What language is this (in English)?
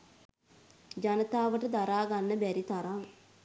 Sinhala